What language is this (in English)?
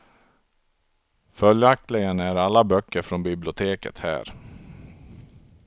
Swedish